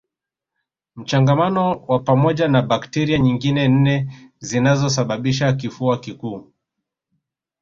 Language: Swahili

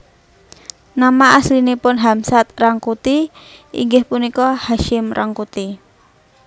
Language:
Javanese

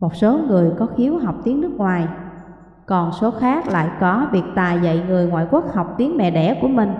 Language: Vietnamese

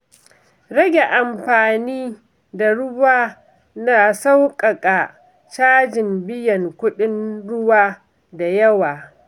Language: Hausa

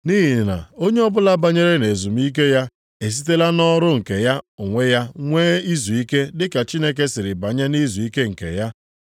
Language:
Igbo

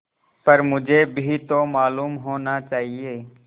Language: Hindi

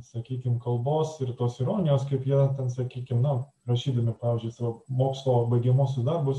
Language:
Lithuanian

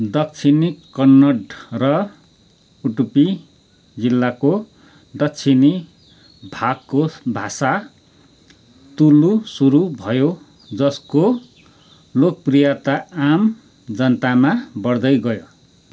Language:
Nepali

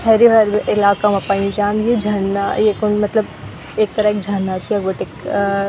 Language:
Garhwali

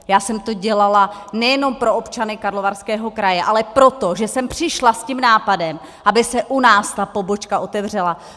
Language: Czech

